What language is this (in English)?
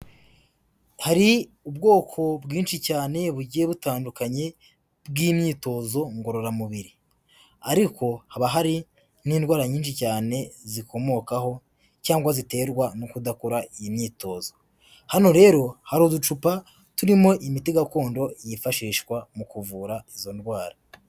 Kinyarwanda